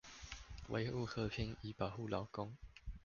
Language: Chinese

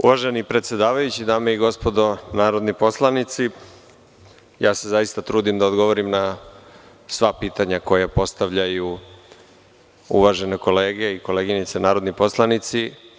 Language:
Serbian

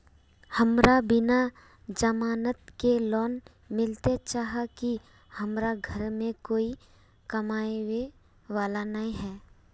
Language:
Magahi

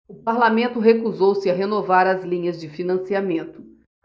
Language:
Portuguese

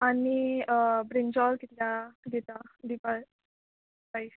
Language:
Konkani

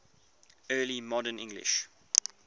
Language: English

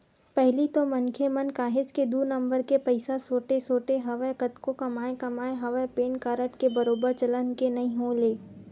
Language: Chhattisgarhi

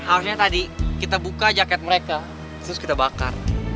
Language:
Indonesian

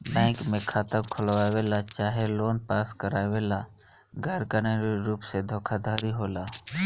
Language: Bhojpuri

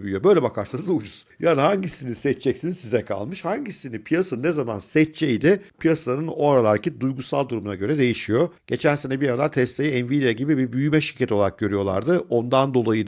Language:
Turkish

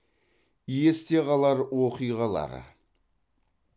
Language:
Kazakh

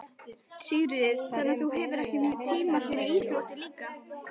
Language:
Icelandic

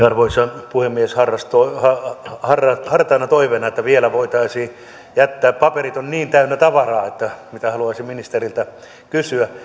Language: Finnish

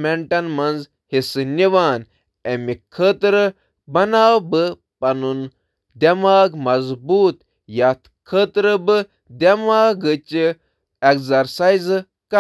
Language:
Kashmiri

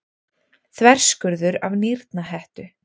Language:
Icelandic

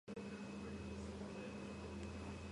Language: Georgian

